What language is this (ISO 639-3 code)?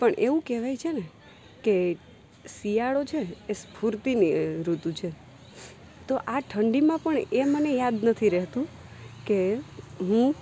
guj